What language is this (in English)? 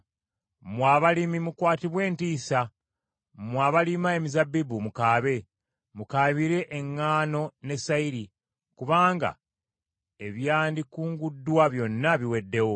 Ganda